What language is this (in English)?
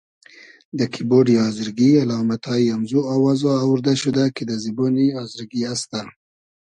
Hazaragi